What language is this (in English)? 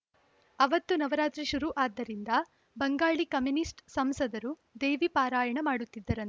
Kannada